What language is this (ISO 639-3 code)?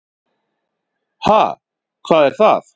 isl